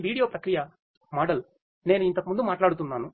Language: Telugu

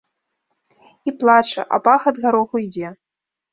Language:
Belarusian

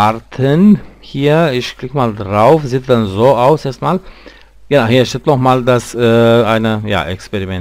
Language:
German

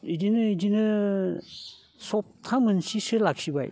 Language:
Bodo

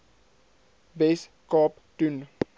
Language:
Afrikaans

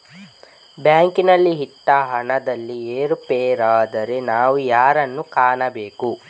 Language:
Kannada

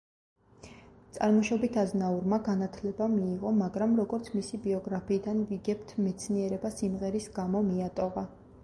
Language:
Georgian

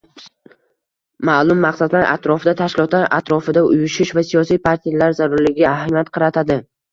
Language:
Uzbek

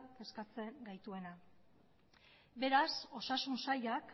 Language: Basque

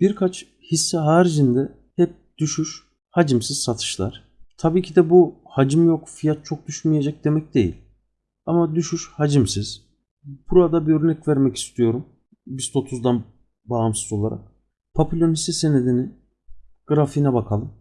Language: Turkish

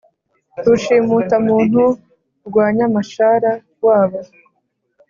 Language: Kinyarwanda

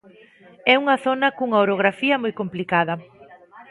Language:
Galician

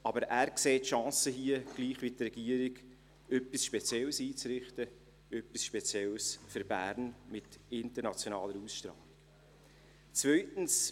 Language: Swiss German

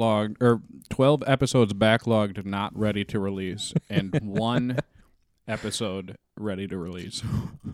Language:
English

